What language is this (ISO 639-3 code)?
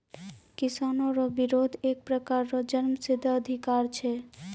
mai